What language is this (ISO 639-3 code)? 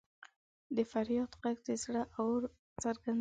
pus